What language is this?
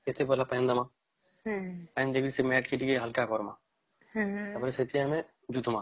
Odia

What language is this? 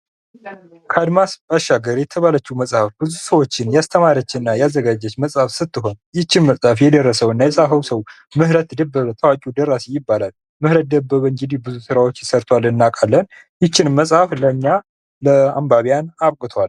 Amharic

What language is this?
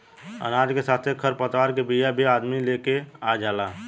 Bhojpuri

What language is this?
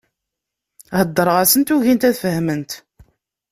Kabyle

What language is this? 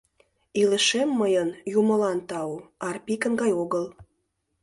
Mari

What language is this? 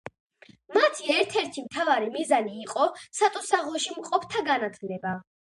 Georgian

